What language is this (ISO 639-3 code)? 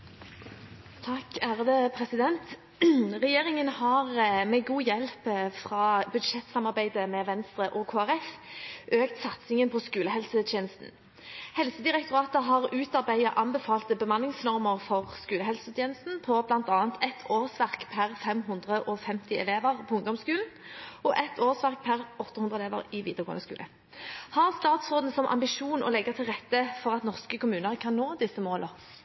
nob